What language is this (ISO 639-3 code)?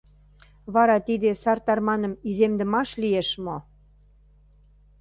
chm